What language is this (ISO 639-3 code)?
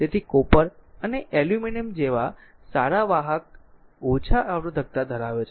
guj